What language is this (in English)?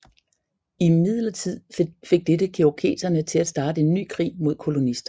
Danish